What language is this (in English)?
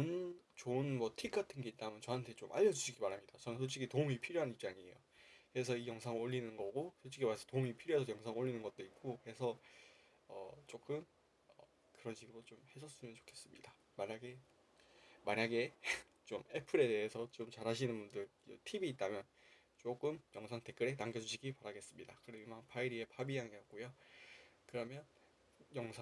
Korean